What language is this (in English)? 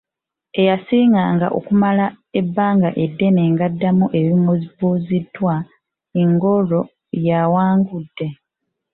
Ganda